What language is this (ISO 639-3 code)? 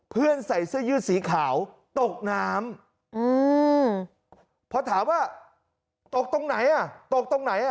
tha